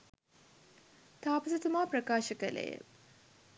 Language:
Sinhala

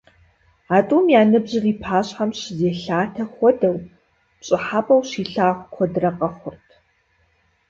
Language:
Kabardian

